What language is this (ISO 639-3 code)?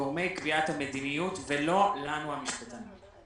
heb